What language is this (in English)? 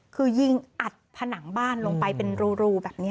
Thai